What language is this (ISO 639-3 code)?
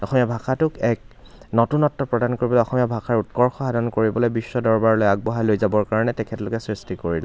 asm